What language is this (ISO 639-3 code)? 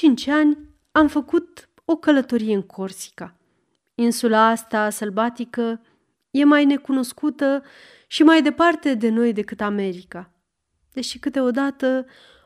ron